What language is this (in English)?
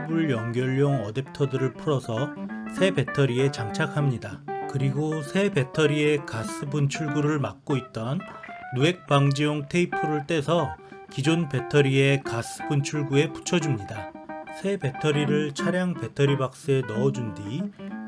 Korean